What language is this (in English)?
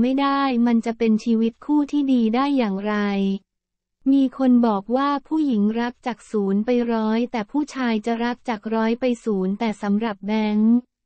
Thai